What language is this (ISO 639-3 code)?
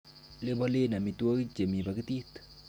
kln